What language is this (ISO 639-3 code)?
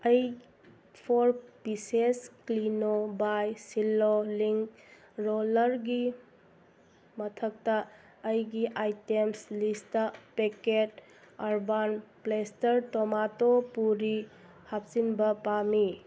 mni